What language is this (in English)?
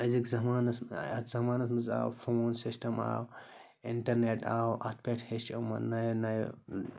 Kashmiri